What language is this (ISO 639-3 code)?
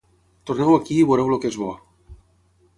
cat